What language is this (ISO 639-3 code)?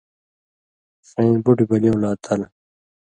mvy